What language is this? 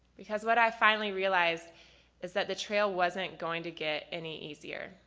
English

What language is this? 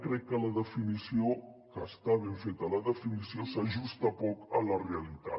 Catalan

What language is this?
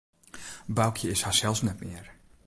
Western Frisian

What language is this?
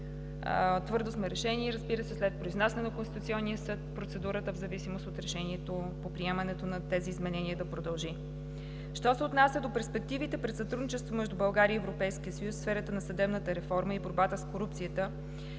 Bulgarian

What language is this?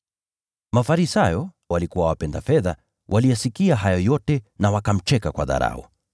Swahili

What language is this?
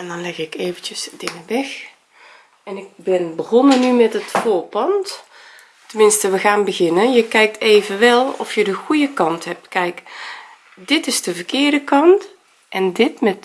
Dutch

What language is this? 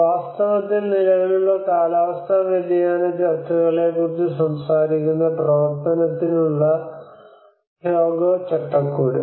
Malayalam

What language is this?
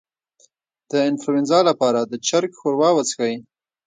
Pashto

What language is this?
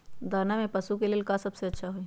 Magahi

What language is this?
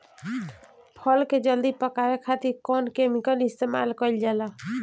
Bhojpuri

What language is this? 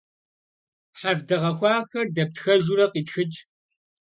Kabardian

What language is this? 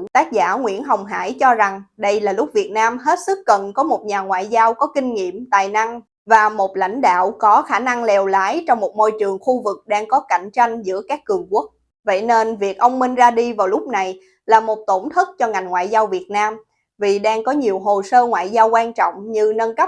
Vietnamese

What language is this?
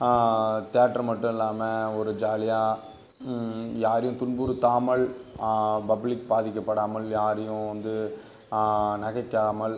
Tamil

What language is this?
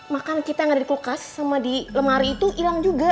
Indonesian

